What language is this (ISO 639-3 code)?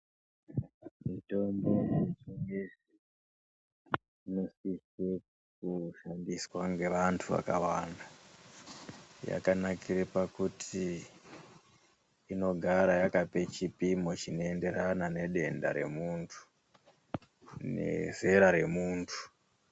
ndc